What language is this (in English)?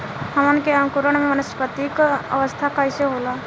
Bhojpuri